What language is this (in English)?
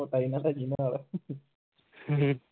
Punjabi